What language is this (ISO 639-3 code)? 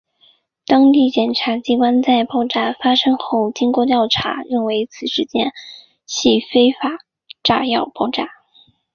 zho